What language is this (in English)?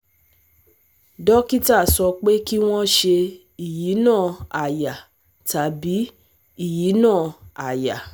Yoruba